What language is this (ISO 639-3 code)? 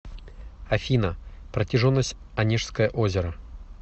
rus